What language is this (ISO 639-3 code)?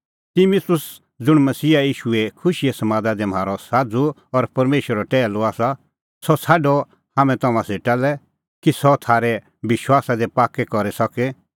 kfx